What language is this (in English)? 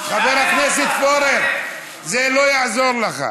Hebrew